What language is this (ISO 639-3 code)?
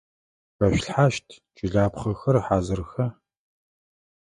ady